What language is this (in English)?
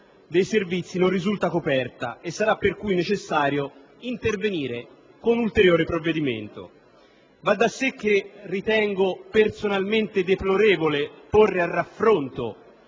Italian